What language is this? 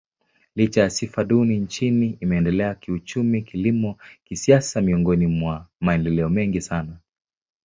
Swahili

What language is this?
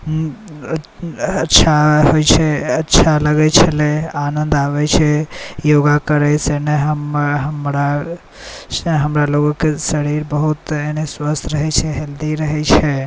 Maithili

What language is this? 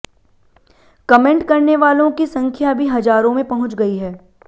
Hindi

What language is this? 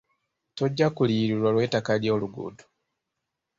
Ganda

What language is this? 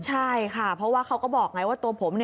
Thai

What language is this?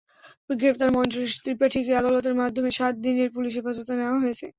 Bangla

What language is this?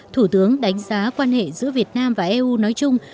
Vietnamese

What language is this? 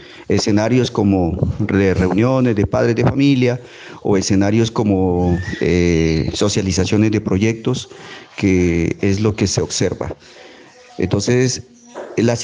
Spanish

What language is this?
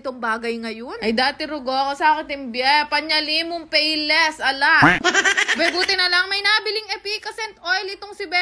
Filipino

